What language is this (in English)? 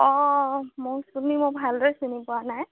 Assamese